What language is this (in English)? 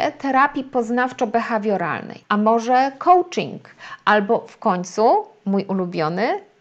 Polish